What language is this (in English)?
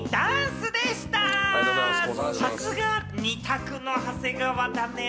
Japanese